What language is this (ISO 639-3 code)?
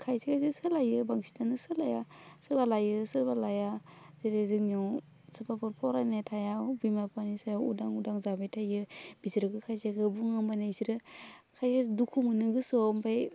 brx